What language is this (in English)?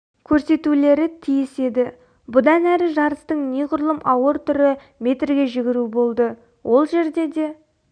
Kazakh